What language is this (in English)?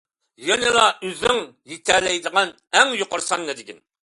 Uyghur